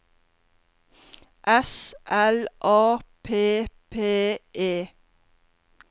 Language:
Norwegian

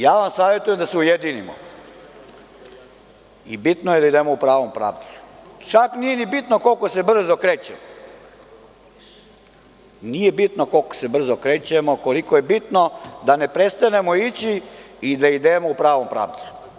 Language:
Serbian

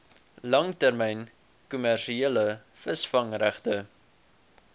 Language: Afrikaans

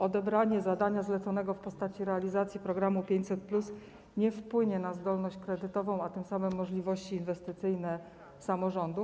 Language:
Polish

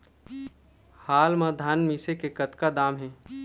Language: Chhattisgarhi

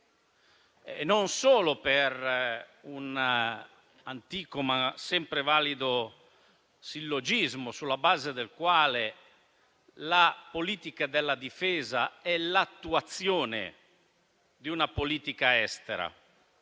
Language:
Italian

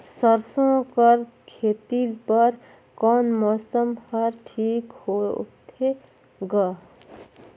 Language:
Chhattisgarhi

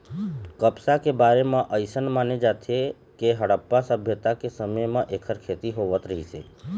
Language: Chhattisgarhi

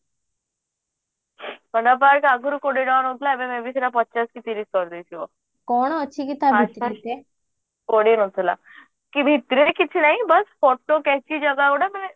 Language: Odia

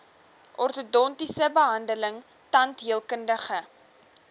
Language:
Afrikaans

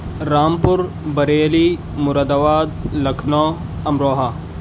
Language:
Urdu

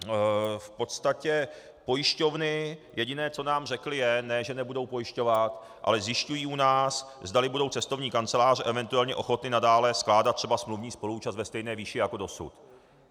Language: Czech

